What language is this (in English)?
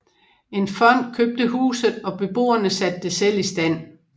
Danish